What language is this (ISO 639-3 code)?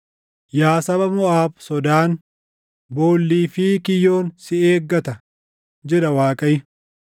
orm